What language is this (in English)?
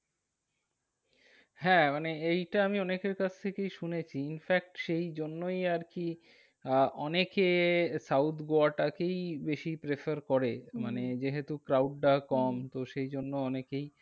Bangla